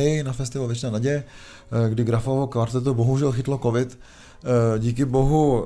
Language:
Czech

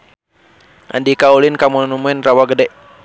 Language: Sundanese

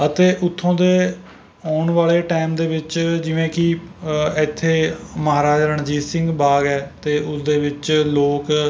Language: Punjabi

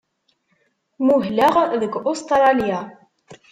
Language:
Kabyle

